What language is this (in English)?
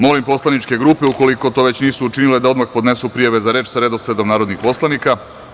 Serbian